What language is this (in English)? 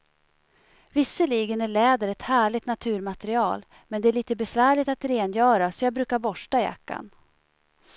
Swedish